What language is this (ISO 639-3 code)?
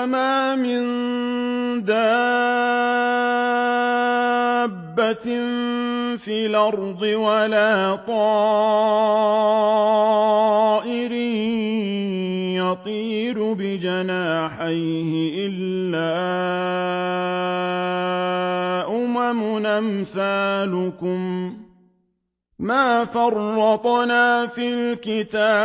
ara